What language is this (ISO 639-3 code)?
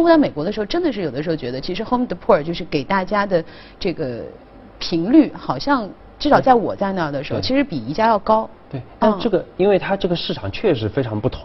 zho